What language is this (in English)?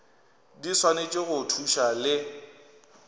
Northern Sotho